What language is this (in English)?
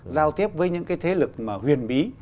Vietnamese